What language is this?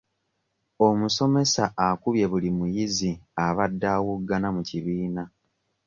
Ganda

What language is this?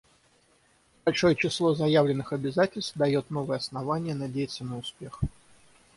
Russian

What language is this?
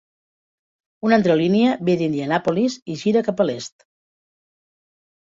Catalan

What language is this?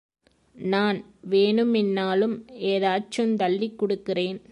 Tamil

